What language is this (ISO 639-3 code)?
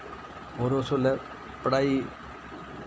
doi